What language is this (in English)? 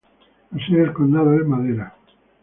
Spanish